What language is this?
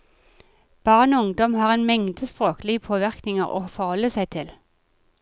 Norwegian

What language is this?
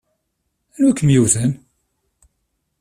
Kabyle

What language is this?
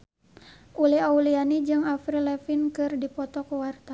Sundanese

